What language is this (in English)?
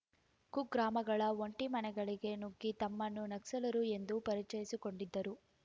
Kannada